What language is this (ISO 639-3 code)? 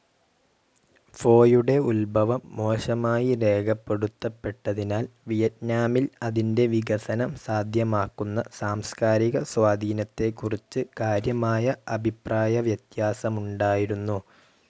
mal